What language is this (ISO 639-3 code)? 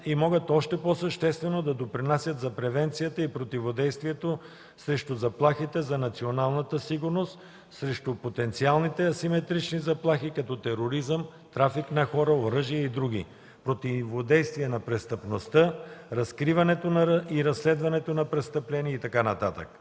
bul